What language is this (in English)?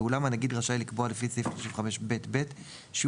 Hebrew